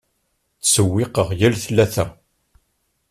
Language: Kabyle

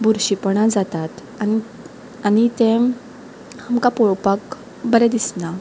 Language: Konkani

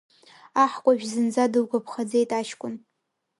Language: Abkhazian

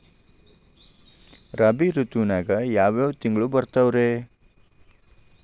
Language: Kannada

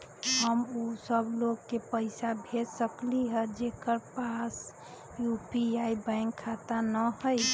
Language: Magahi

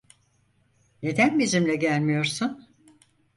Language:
Turkish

